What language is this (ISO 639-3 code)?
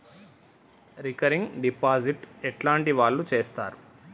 tel